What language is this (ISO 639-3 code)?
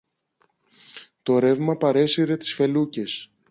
ell